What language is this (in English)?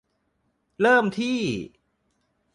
Thai